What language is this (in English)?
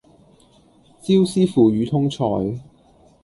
Cantonese